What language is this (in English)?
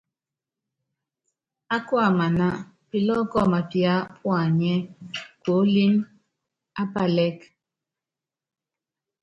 Yangben